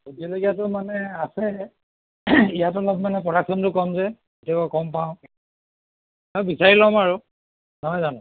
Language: Assamese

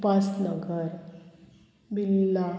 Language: Konkani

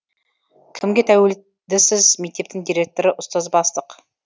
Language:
Kazakh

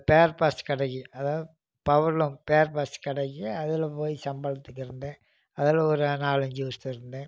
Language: Tamil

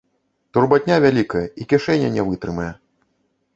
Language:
Belarusian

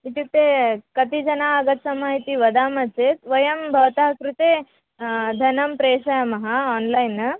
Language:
Sanskrit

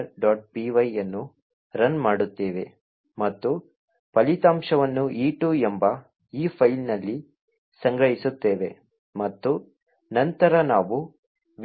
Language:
Kannada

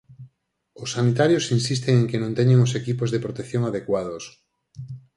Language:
Galician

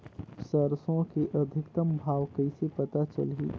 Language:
Chhattisgarhi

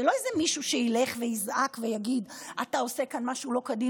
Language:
Hebrew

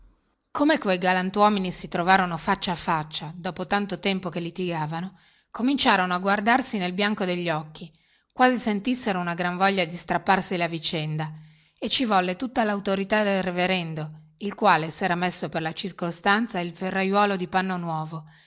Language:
Italian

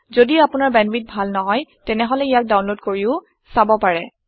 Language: Assamese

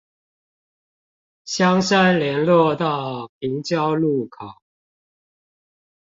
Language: Chinese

